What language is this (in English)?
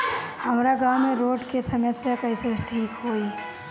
Bhojpuri